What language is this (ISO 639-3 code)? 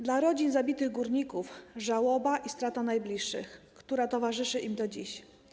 pol